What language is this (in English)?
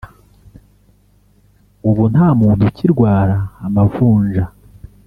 Kinyarwanda